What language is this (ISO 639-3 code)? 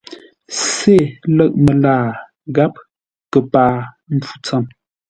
nla